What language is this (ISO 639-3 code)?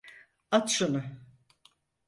tur